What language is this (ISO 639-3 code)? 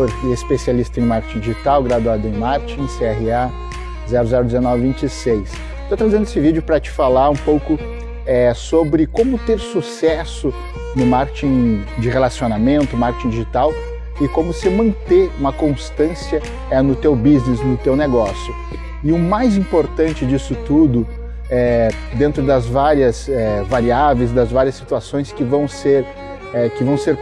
por